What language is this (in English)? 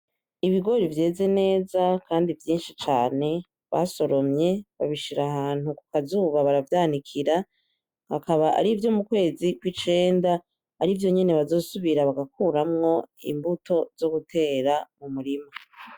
Rundi